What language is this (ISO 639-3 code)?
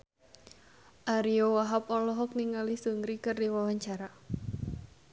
sun